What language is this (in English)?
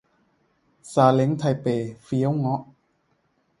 Thai